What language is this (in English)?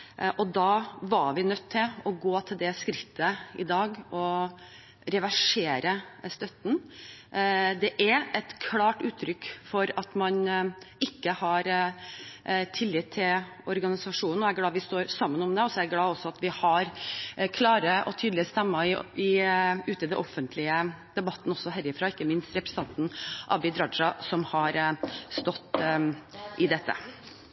Norwegian Bokmål